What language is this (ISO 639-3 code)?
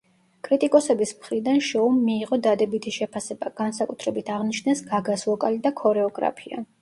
kat